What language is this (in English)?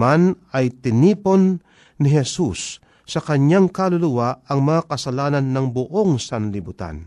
Filipino